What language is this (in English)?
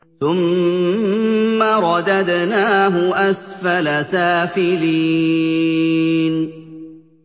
Arabic